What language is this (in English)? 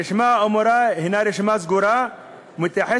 Hebrew